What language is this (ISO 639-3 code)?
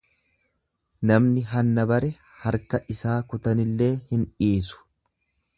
orm